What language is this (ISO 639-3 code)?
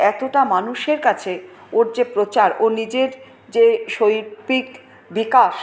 ben